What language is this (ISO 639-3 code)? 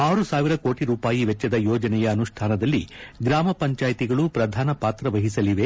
kan